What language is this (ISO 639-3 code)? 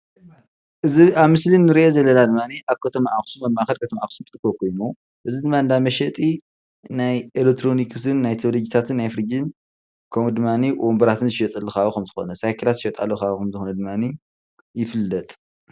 tir